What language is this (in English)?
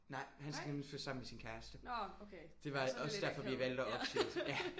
Danish